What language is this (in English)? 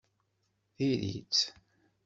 Kabyle